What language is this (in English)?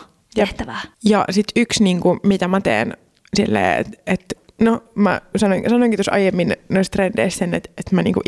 Finnish